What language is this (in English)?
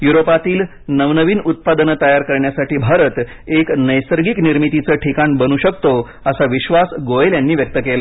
Marathi